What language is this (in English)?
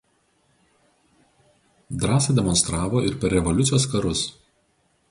Lithuanian